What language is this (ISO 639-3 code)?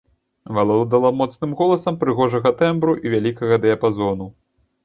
bel